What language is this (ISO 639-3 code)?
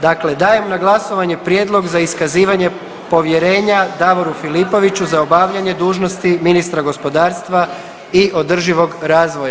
hrv